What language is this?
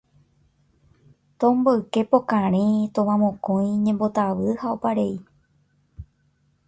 Guarani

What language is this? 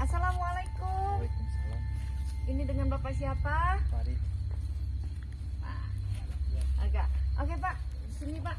Indonesian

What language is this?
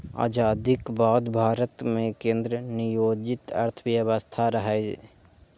Maithili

